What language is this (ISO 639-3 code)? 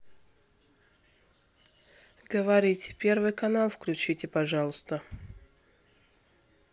rus